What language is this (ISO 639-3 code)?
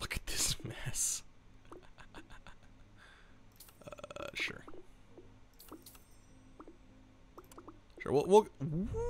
eng